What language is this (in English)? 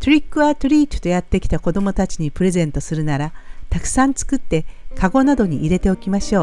Japanese